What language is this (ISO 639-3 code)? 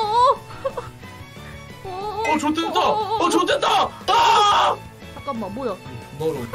kor